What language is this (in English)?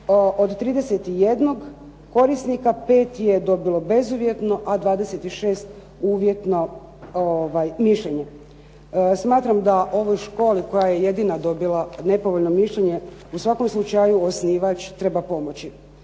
Croatian